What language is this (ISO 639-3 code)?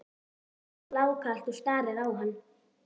isl